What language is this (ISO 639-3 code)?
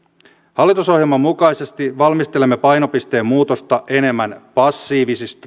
fin